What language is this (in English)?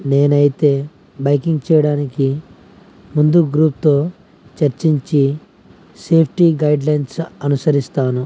Telugu